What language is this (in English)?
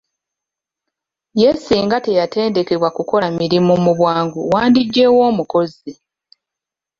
Ganda